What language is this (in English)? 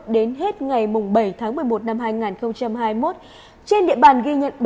Vietnamese